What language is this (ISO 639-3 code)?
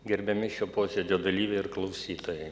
lit